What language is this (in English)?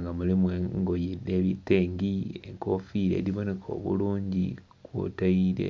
Soga